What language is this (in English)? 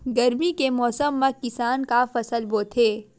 Chhattisgarhi